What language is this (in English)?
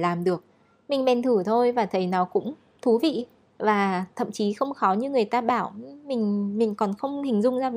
Vietnamese